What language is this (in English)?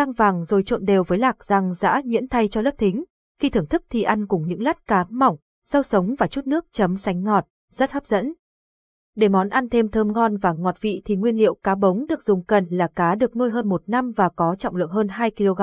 Vietnamese